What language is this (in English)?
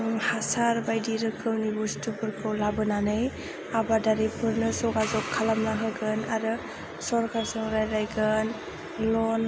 Bodo